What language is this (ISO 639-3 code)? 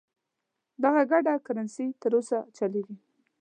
pus